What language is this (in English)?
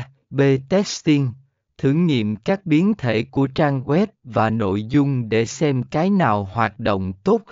Vietnamese